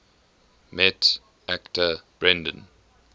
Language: English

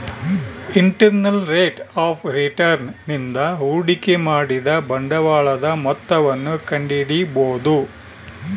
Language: Kannada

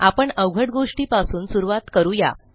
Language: Marathi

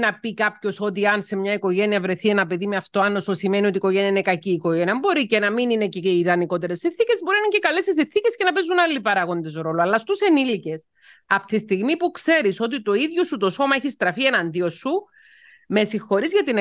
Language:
Greek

